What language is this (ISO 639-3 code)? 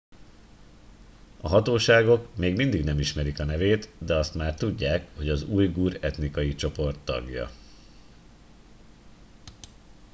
hun